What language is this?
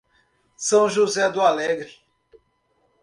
Portuguese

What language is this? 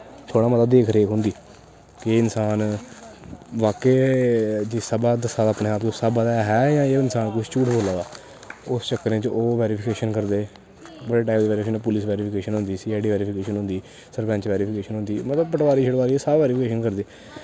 Dogri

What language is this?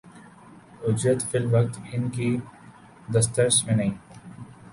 Urdu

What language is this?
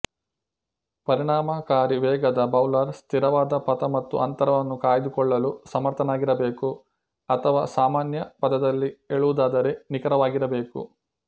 Kannada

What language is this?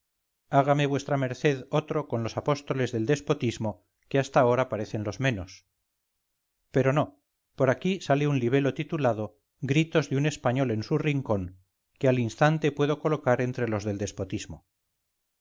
Spanish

